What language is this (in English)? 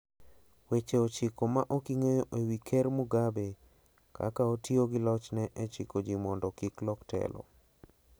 Luo (Kenya and Tanzania)